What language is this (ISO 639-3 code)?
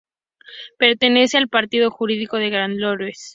spa